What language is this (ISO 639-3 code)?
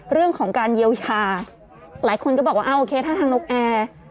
tha